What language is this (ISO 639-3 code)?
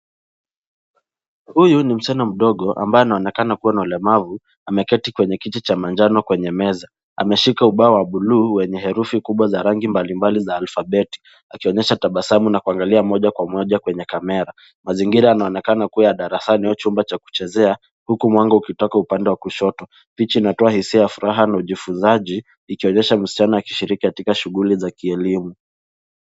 swa